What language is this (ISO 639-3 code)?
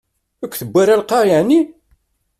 kab